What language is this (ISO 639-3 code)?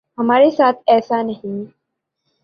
urd